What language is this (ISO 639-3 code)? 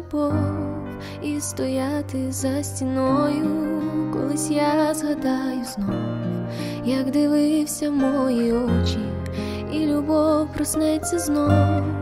ukr